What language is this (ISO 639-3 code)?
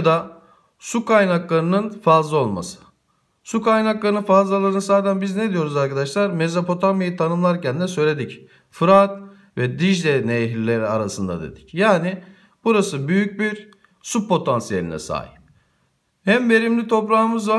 tur